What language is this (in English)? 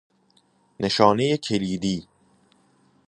Persian